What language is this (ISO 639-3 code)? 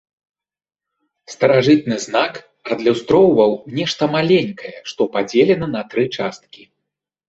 bel